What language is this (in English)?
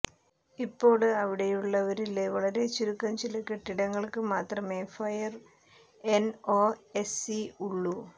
Malayalam